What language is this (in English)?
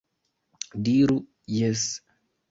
Esperanto